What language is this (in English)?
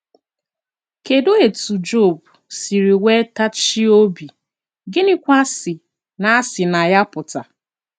Igbo